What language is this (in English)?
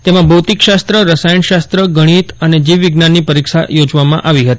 Gujarati